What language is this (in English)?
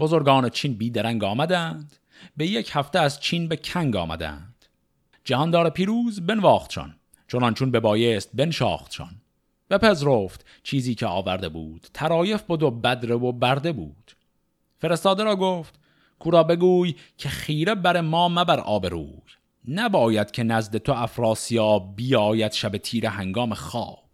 Persian